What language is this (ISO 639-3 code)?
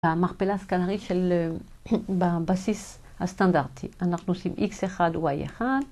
heb